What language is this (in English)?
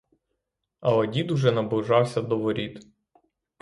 Ukrainian